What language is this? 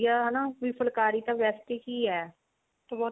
Punjabi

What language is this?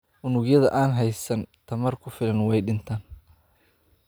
Somali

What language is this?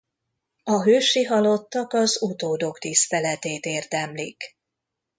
Hungarian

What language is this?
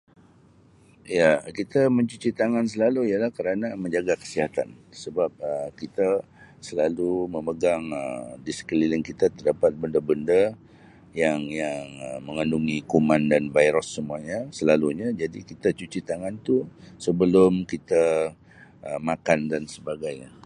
Sabah Malay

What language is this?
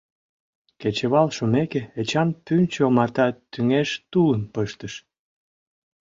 Mari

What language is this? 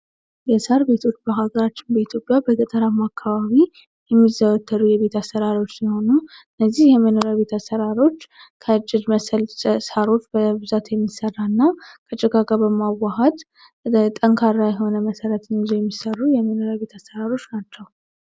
Amharic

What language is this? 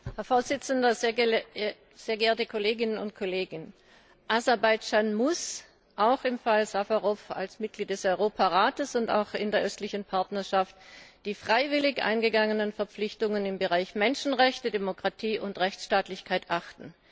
German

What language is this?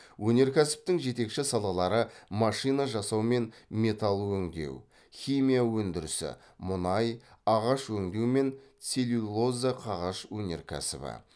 Kazakh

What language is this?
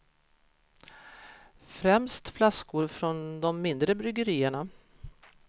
Swedish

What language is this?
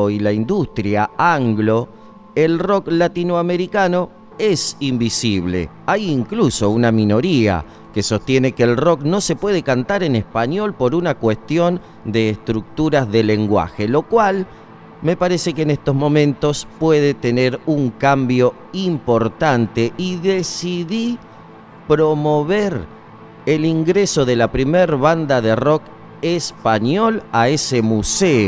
Spanish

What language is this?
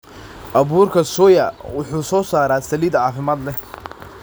Somali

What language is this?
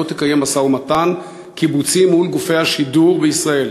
Hebrew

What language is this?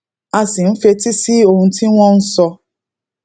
Yoruba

